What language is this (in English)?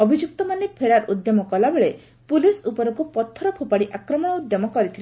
Odia